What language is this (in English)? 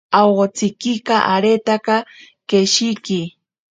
Ashéninka Perené